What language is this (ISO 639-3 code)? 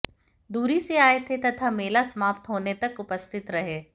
hin